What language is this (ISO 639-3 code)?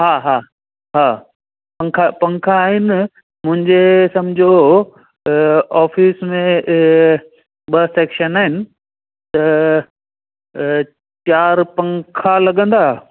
snd